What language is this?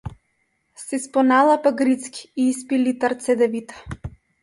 Macedonian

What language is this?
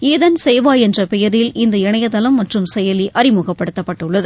Tamil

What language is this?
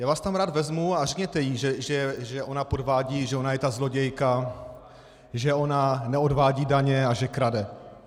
Czech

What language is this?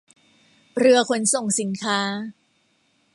Thai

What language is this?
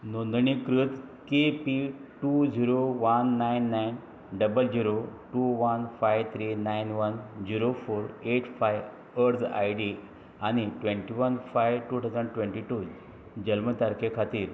Konkani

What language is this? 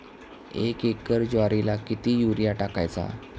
Marathi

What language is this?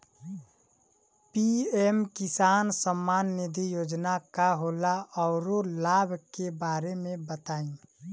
Bhojpuri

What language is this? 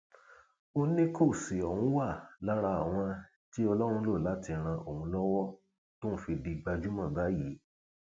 Yoruba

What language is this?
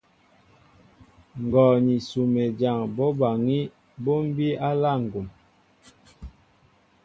Mbo (Cameroon)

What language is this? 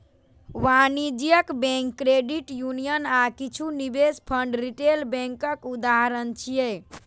Maithili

